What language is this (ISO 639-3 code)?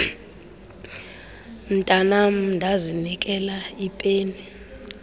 xho